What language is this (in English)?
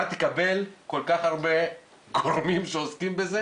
Hebrew